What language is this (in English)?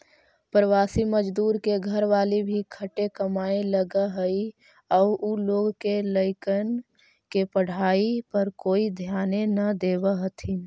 Magahi